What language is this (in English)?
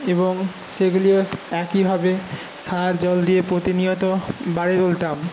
Bangla